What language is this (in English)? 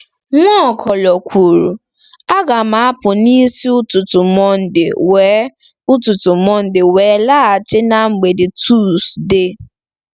Igbo